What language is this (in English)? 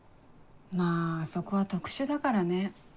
Japanese